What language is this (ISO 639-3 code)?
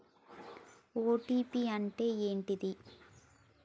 tel